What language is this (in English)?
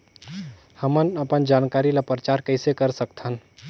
Chhattisgarhi